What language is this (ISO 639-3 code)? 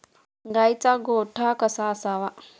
mar